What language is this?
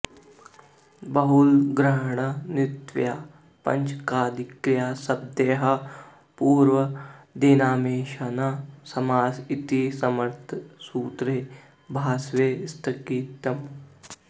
Sanskrit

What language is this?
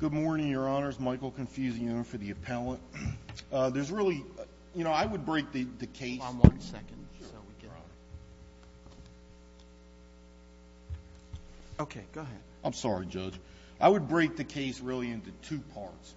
English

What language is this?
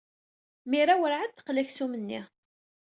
Kabyle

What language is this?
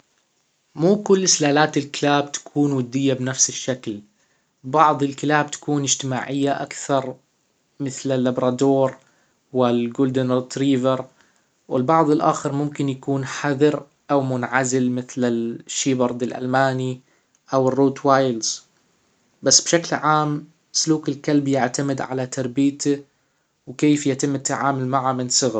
Hijazi Arabic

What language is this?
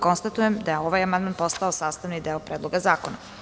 Serbian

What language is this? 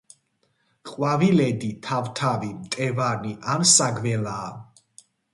Georgian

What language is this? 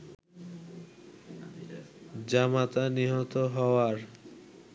Bangla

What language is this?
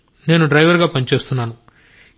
Telugu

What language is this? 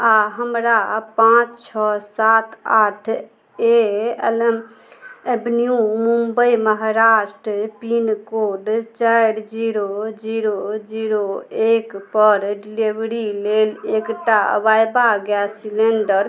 Maithili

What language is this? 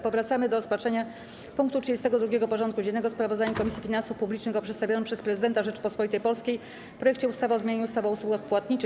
Polish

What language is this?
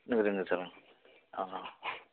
Bodo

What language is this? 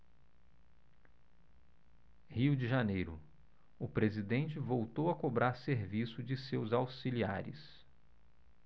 Portuguese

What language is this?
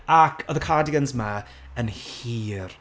Welsh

